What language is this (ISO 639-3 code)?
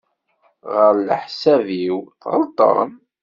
kab